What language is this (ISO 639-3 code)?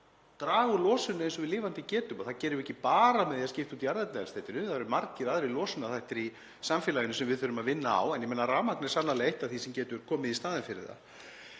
isl